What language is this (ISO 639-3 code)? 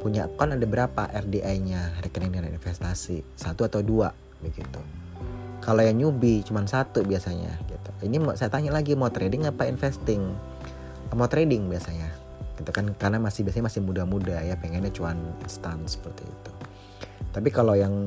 ind